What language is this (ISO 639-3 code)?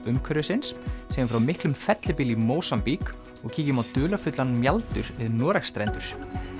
isl